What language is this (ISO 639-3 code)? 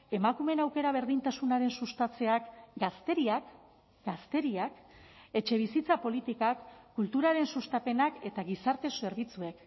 eus